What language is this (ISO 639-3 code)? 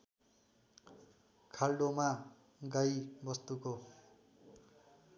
nep